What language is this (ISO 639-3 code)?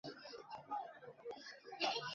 zho